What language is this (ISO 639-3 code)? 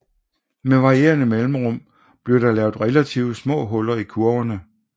dan